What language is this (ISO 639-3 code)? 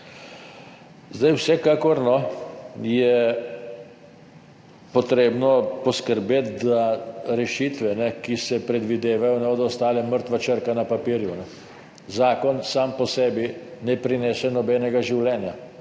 slv